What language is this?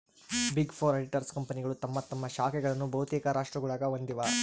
Kannada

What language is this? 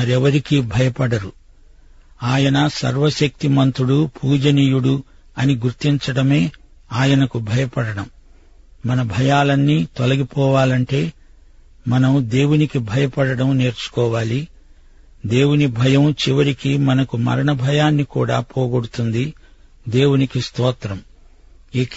Telugu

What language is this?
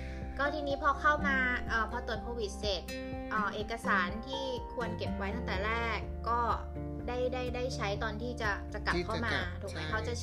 Thai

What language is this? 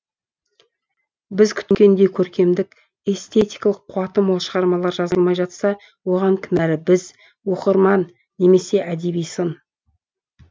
Kazakh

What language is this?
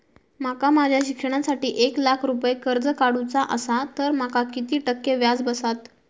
Marathi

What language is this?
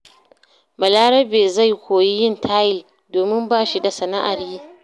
Hausa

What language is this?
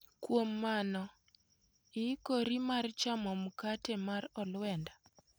Luo (Kenya and Tanzania)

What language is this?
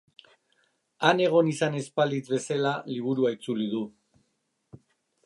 Basque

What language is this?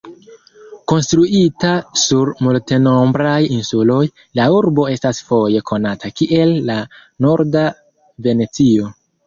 Esperanto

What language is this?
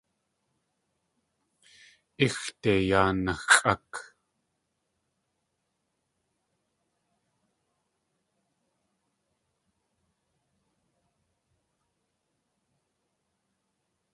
Tlingit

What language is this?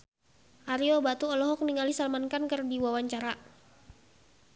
Sundanese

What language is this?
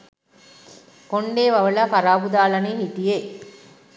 Sinhala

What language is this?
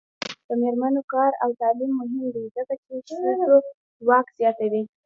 Pashto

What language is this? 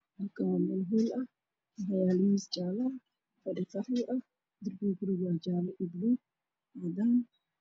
Somali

